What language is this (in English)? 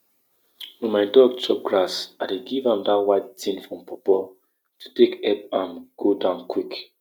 Nigerian Pidgin